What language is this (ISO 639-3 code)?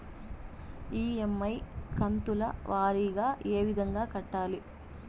tel